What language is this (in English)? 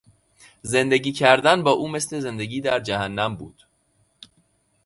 Persian